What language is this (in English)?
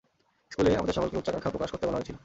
Bangla